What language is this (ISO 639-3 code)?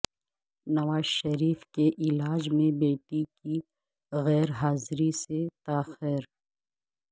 urd